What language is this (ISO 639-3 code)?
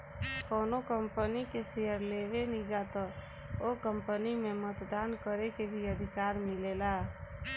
bho